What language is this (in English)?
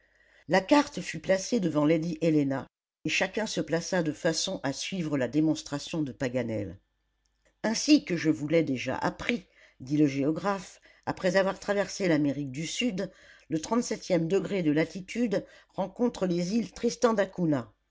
French